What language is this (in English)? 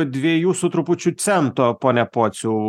Lithuanian